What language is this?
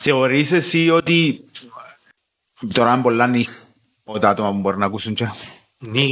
Greek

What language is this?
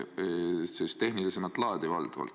Estonian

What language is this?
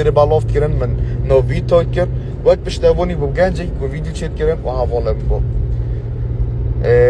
Turkish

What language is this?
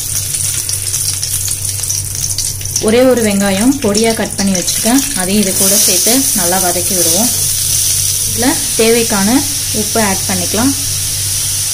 Hindi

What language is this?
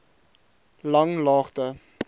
Afrikaans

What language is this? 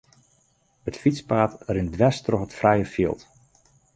Western Frisian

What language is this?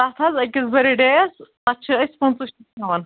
Kashmiri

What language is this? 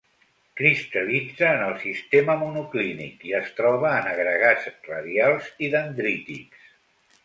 Catalan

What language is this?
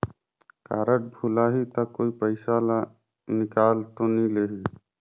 Chhattisgarhi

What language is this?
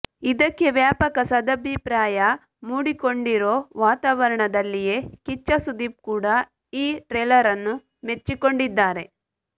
Kannada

